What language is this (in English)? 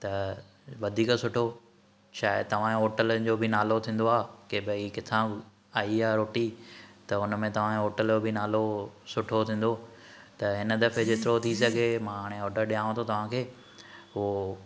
Sindhi